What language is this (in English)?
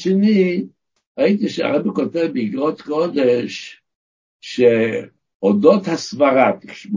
Hebrew